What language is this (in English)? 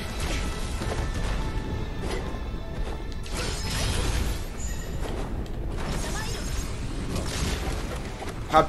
French